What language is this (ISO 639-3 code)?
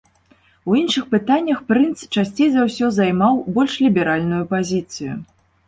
bel